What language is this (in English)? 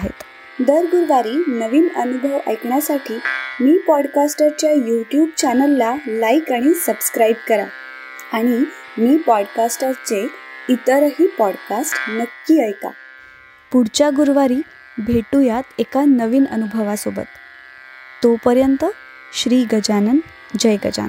Marathi